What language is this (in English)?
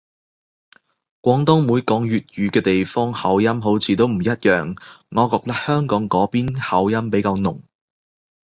Cantonese